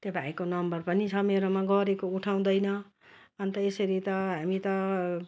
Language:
Nepali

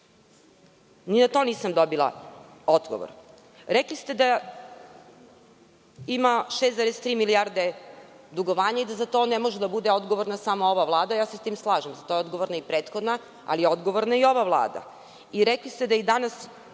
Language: Serbian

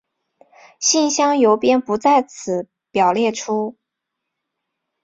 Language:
Chinese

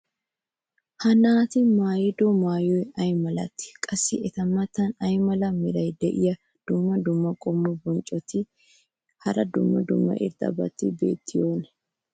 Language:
Wolaytta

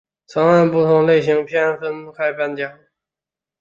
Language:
Chinese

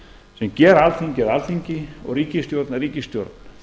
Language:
Icelandic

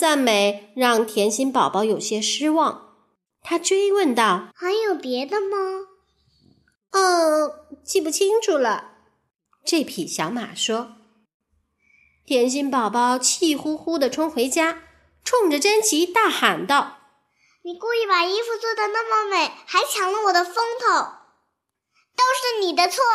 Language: Chinese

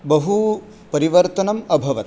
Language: Sanskrit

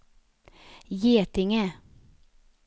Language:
Swedish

